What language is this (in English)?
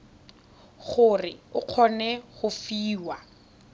Tswana